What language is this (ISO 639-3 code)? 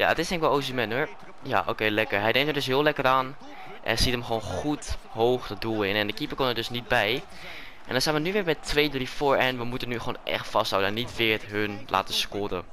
nld